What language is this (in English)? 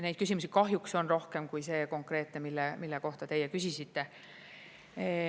Estonian